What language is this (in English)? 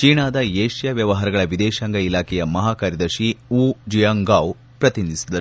Kannada